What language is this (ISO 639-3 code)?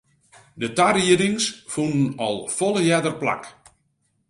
fry